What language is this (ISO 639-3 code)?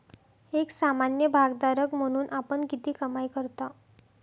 mar